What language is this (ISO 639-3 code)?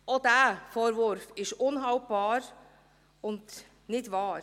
gsw